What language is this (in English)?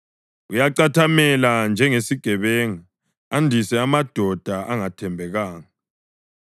North Ndebele